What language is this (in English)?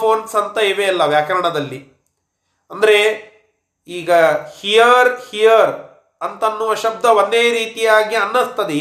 Kannada